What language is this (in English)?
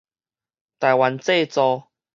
Min Nan Chinese